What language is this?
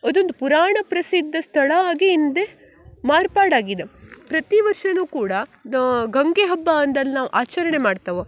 Kannada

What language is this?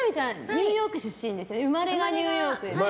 Japanese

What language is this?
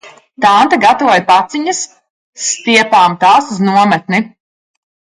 Latvian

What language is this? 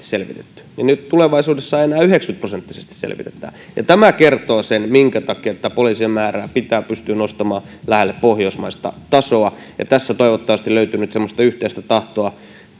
Finnish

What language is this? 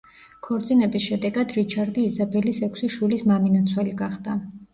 Georgian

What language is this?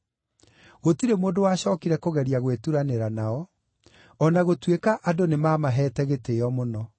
Kikuyu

